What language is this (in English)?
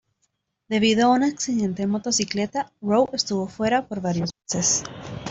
Spanish